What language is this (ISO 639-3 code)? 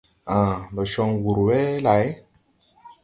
tui